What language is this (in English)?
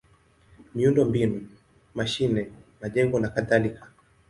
Swahili